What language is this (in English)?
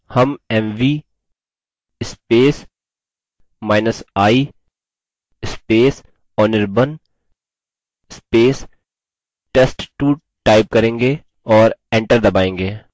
Hindi